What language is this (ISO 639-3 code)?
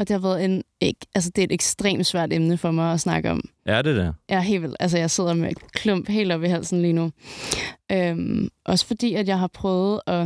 dan